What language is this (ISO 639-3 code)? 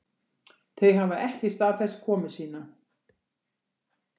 isl